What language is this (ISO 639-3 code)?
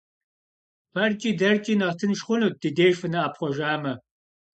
kbd